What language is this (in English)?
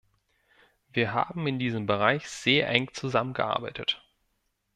German